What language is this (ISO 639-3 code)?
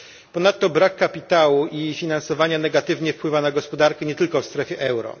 pol